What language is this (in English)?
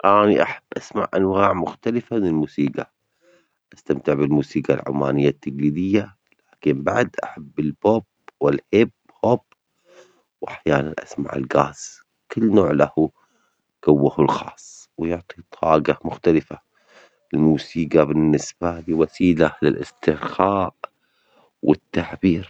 Omani Arabic